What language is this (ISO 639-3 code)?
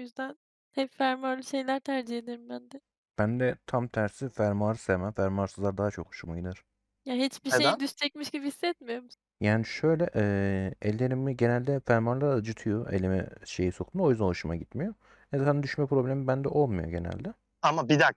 tur